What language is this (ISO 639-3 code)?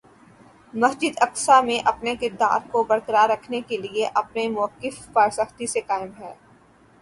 urd